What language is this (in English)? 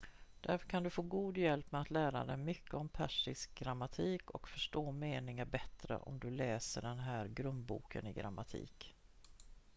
Swedish